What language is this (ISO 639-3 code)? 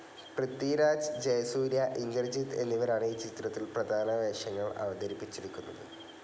mal